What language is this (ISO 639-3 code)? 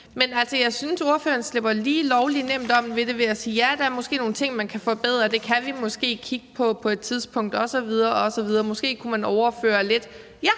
dan